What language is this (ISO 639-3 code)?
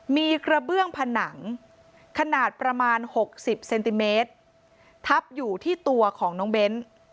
tha